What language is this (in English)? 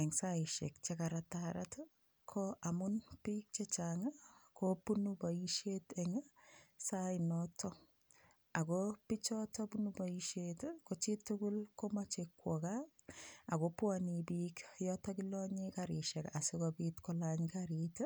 Kalenjin